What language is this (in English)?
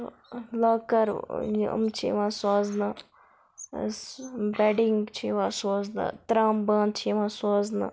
Kashmiri